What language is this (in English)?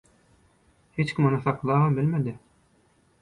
Turkmen